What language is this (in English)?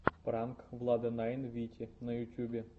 Russian